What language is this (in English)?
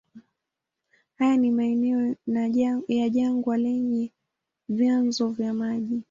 Swahili